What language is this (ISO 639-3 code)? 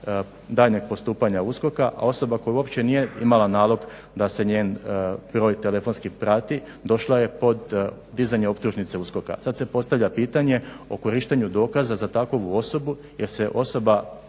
hrv